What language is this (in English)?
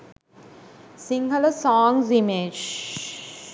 Sinhala